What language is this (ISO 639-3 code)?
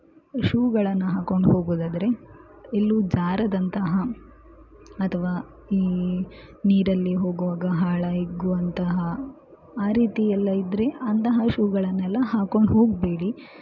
kan